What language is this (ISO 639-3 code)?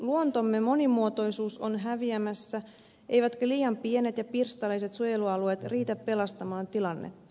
fin